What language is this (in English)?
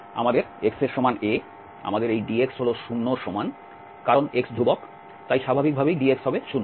Bangla